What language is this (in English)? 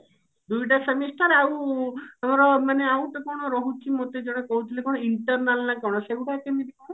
Odia